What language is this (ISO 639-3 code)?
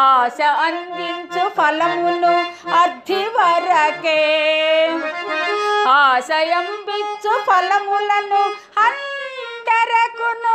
tel